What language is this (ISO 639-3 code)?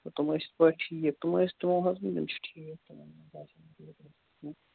kas